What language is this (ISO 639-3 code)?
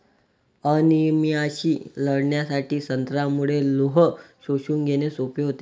mar